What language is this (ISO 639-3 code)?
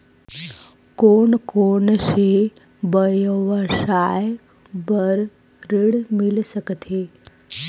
hne